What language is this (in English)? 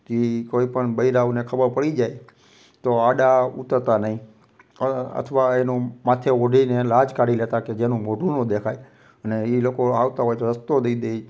Gujarati